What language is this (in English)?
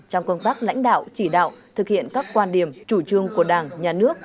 Vietnamese